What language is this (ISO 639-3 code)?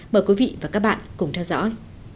vie